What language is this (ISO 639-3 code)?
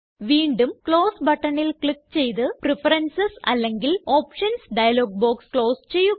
mal